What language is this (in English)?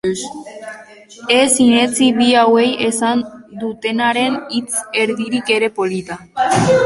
Basque